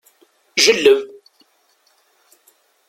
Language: Kabyle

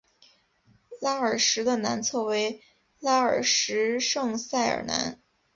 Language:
Chinese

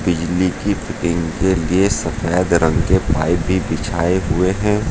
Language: Hindi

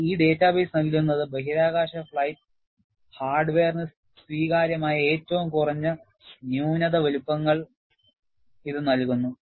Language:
Malayalam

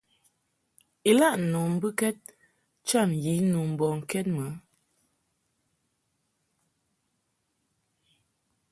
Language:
Mungaka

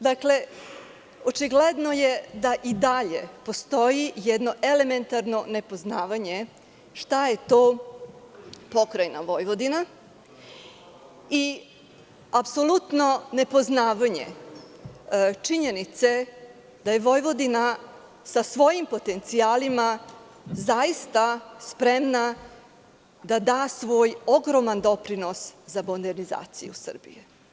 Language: Serbian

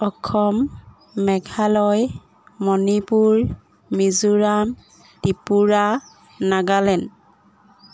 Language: Assamese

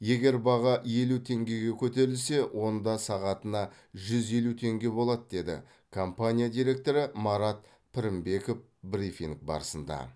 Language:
Kazakh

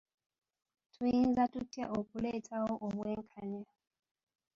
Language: Ganda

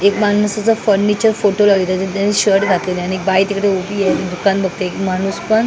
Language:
Marathi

